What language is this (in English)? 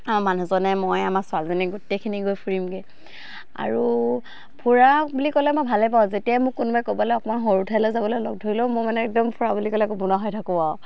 Assamese